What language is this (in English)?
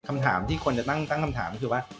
Thai